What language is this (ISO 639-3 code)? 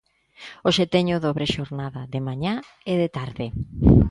glg